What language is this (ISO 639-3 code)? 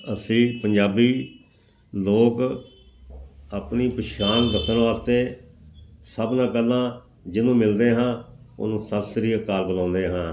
pan